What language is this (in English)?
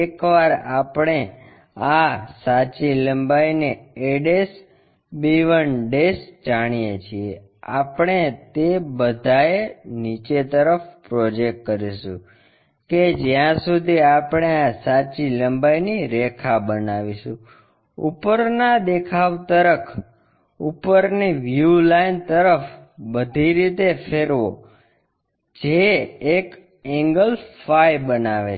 Gujarati